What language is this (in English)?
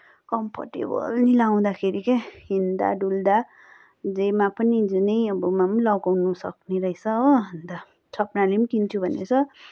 Nepali